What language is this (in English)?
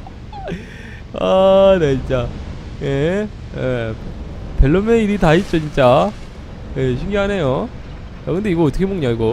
Korean